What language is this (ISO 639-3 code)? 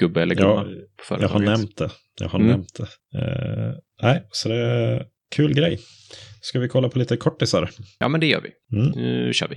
swe